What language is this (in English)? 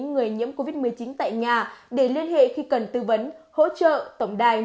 Vietnamese